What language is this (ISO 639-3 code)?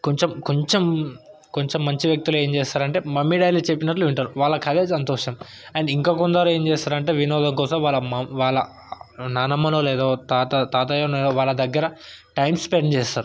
tel